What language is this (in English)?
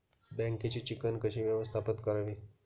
Marathi